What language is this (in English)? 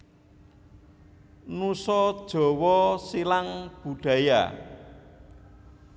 Javanese